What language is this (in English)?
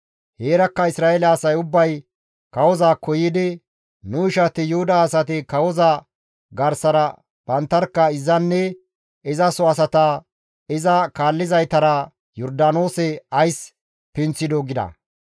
Gamo